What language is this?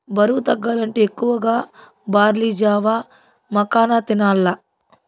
Telugu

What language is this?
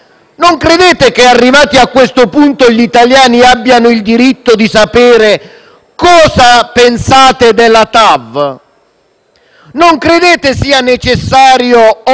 Italian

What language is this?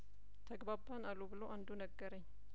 Amharic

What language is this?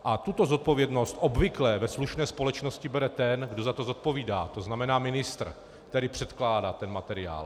Czech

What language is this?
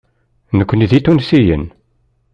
Kabyle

